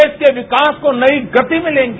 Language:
Hindi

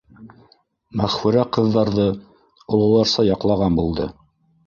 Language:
Bashkir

